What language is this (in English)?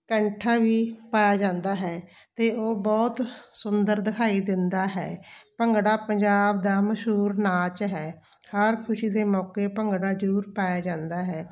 Punjabi